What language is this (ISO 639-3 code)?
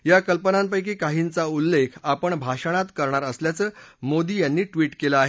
mar